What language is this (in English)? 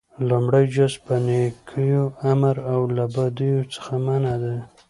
Pashto